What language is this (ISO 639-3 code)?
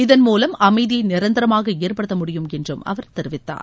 tam